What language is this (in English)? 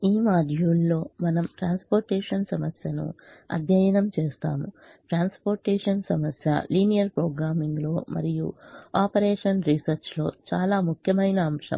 Telugu